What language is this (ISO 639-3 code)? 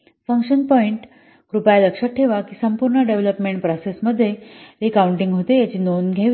mar